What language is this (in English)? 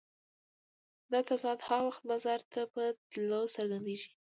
Pashto